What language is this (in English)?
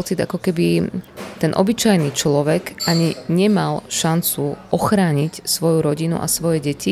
Slovak